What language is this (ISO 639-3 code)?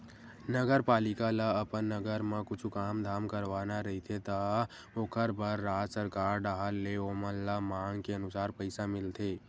hne